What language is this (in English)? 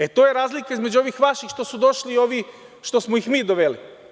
Serbian